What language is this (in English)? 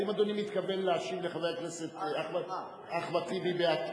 Hebrew